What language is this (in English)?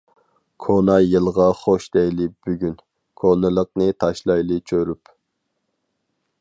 Uyghur